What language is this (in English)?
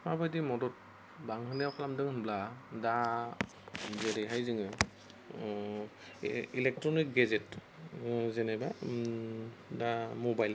Bodo